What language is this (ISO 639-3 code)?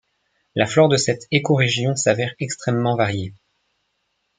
fra